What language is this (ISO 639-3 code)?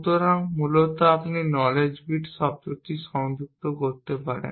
ben